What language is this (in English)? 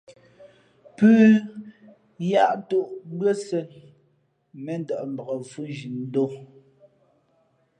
Fe'fe'